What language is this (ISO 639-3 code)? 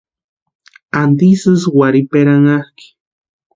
pua